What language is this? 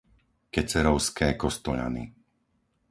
Slovak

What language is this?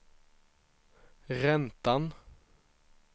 Swedish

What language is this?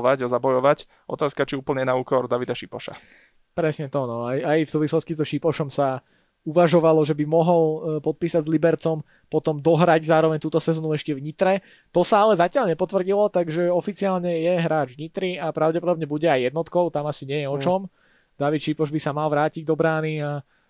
Slovak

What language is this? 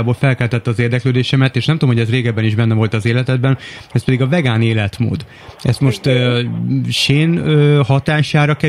Hungarian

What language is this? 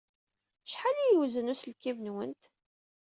Kabyle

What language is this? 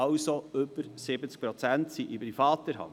Swiss German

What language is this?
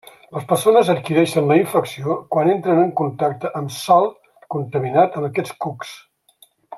Catalan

